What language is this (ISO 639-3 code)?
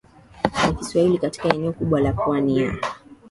swa